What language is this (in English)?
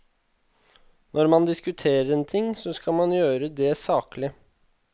Norwegian